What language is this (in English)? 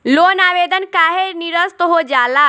Bhojpuri